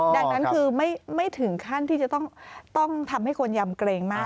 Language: Thai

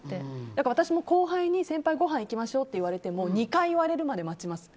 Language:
Japanese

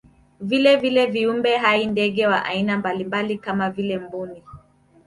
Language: Swahili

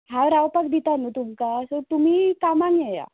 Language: Konkani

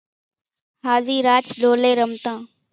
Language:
Kachi Koli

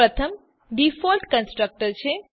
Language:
Gujarati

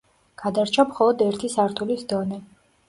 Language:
Georgian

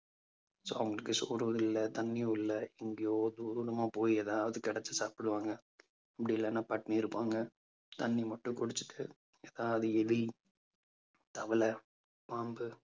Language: Tamil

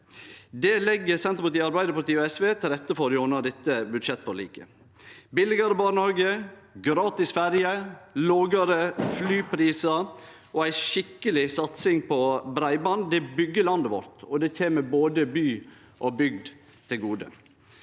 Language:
Norwegian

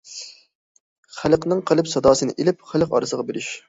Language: Uyghur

